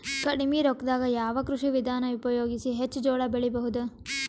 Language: Kannada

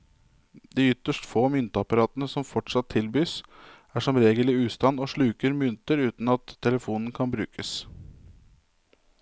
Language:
Norwegian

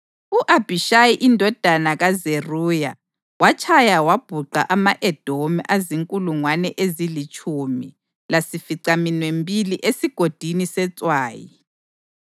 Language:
North Ndebele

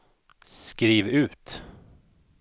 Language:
Swedish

